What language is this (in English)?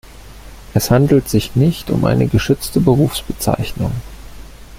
German